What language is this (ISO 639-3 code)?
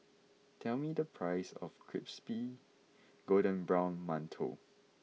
eng